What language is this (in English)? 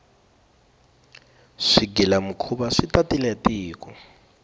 Tsonga